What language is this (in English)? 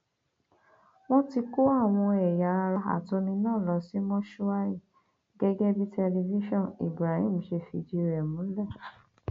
Yoruba